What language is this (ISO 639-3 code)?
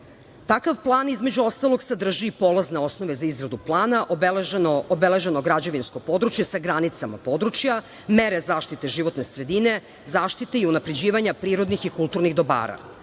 srp